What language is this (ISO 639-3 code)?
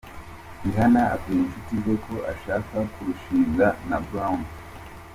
kin